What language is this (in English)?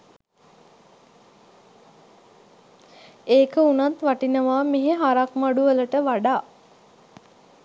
Sinhala